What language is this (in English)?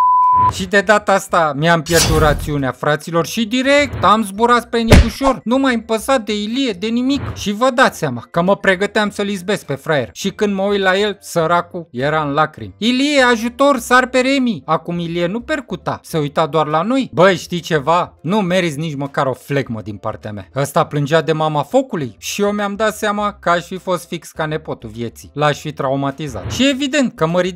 Romanian